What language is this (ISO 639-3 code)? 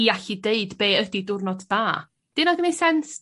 cym